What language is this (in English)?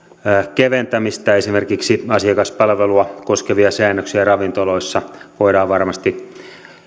Finnish